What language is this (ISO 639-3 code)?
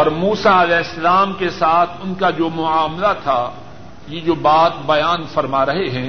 urd